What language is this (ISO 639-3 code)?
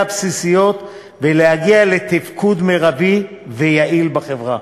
heb